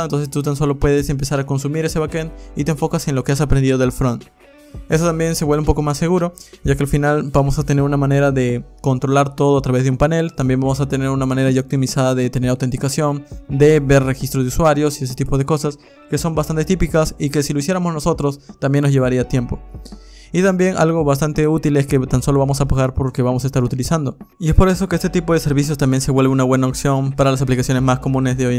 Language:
Spanish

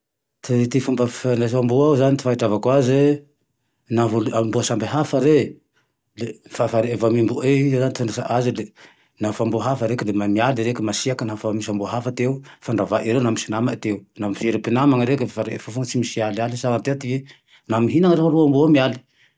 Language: Tandroy-Mahafaly Malagasy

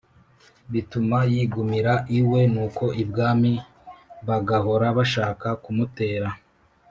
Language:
Kinyarwanda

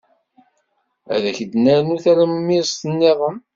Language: Kabyle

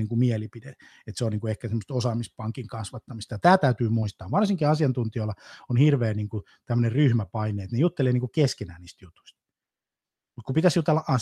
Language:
Finnish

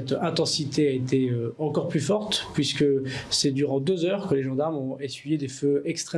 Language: French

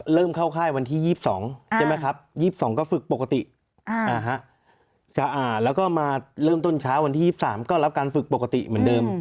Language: Thai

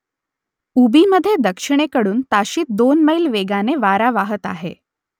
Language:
Marathi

